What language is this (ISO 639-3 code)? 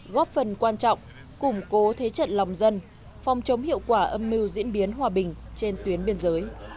vie